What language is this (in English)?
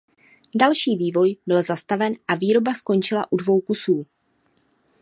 Czech